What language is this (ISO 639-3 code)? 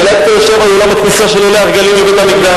heb